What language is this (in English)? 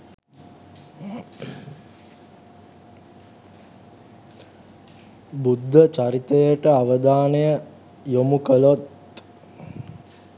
Sinhala